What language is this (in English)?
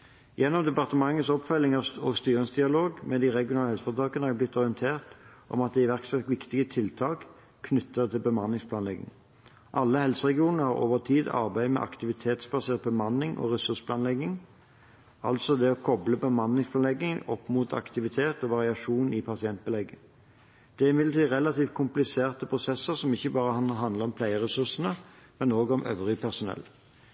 Norwegian Bokmål